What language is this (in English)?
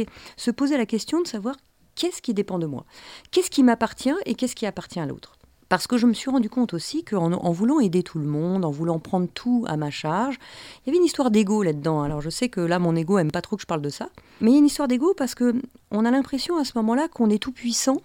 French